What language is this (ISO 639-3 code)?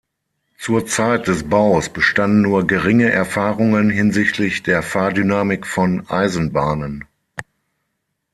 deu